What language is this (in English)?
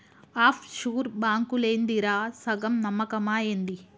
Telugu